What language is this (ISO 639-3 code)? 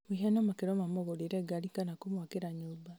kik